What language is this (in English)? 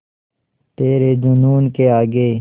Hindi